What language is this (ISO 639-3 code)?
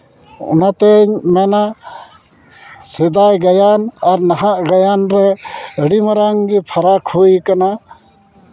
sat